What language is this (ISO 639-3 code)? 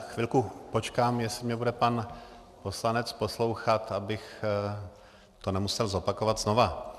ces